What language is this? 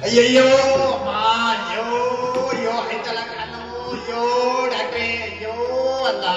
Kannada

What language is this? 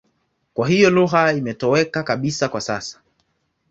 Swahili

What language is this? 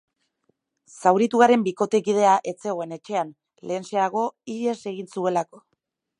Basque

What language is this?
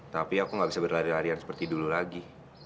Indonesian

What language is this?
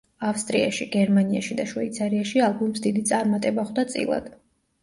Georgian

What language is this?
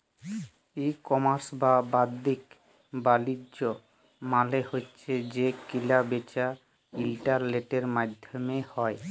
Bangla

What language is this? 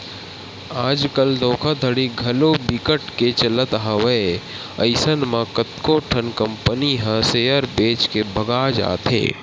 Chhattisgarhi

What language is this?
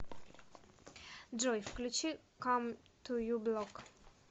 Russian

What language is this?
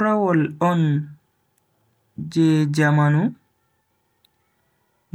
Bagirmi Fulfulde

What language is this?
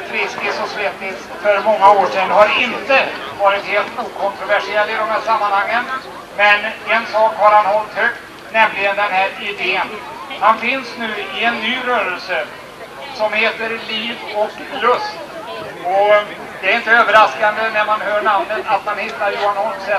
Swedish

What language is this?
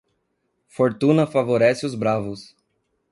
Portuguese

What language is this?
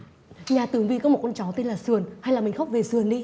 Vietnamese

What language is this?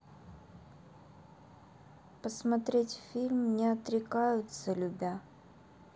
Russian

